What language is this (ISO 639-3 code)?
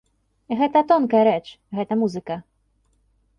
bel